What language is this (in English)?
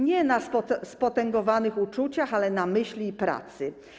Polish